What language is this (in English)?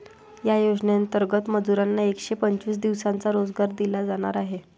Marathi